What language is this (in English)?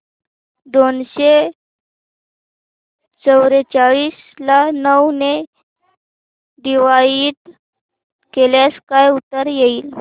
Marathi